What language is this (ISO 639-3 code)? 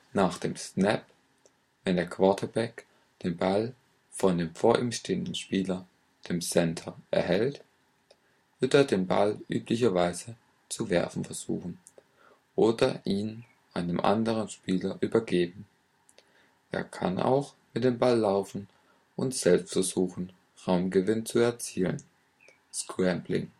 deu